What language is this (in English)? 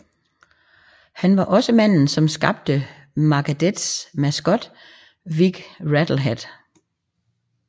Danish